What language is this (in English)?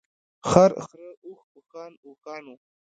Pashto